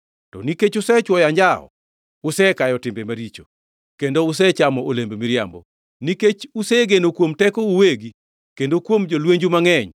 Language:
Luo (Kenya and Tanzania)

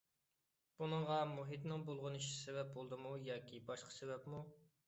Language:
Uyghur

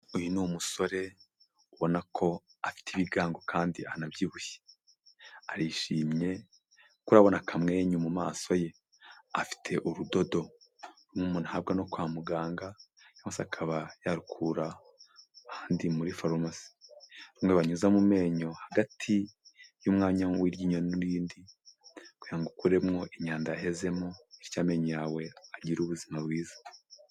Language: Kinyarwanda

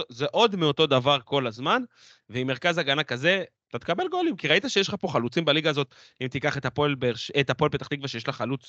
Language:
Hebrew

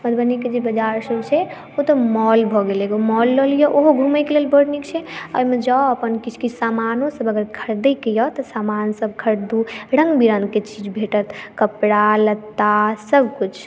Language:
Maithili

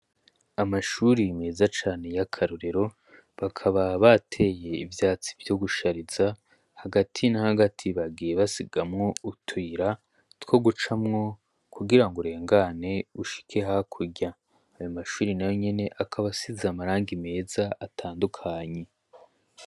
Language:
Rundi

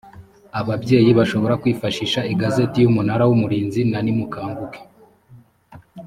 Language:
Kinyarwanda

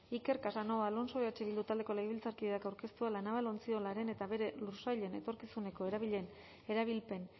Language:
Basque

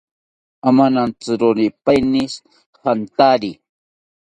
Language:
South Ucayali Ashéninka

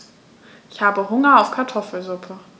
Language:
German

